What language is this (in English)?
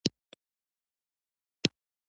Pashto